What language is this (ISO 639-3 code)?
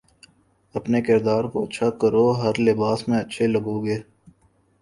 urd